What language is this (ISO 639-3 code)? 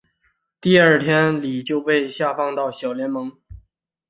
zho